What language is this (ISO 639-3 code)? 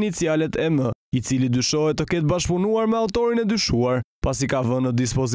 ron